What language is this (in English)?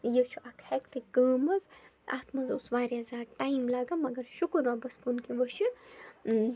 Kashmiri